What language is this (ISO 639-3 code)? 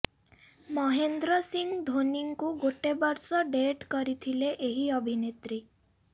ori